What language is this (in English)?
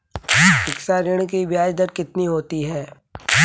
Hindi